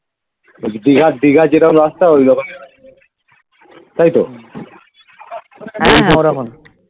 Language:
Bangla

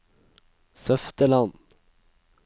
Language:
Norwegian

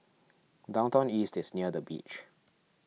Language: English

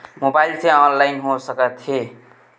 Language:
Chhattisgarhi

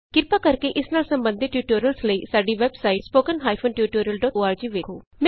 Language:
Punjabi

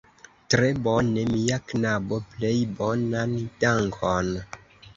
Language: Esperanto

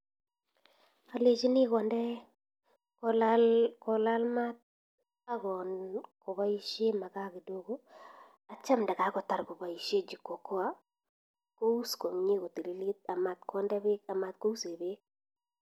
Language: Kalenjin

